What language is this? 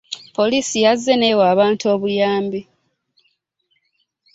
Ganda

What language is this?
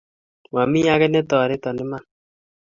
Kalenjin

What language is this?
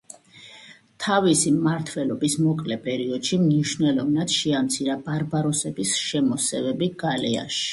Georgian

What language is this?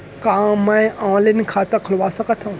Chhattisgarhi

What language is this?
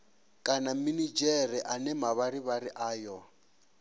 Venda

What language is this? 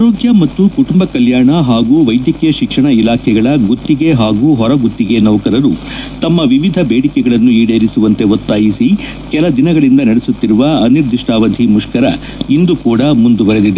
Kannada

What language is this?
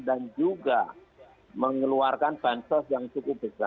Indonesian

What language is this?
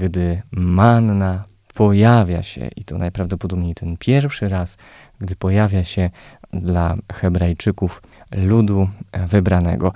Polish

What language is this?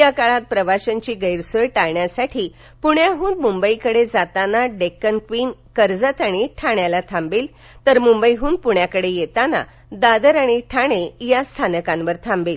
Marathi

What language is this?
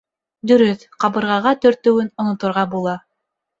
Bashkir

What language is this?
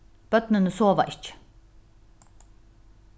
Faroese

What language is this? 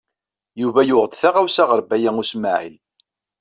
Kabyle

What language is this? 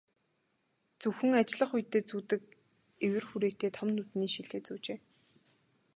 Mongolian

